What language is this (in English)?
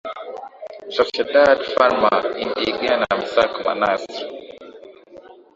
Swahili